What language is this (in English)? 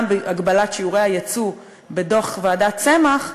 Hebrew